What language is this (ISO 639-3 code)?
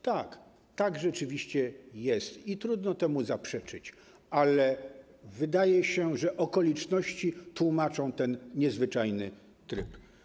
pol